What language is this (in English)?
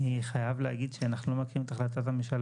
Hebrew